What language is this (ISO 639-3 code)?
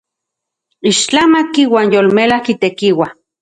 ncx